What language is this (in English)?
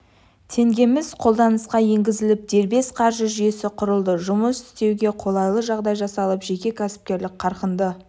Kazakh